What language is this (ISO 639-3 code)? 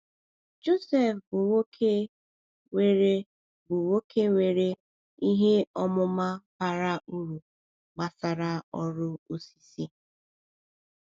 ibo